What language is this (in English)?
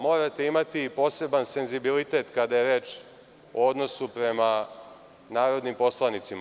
Serbian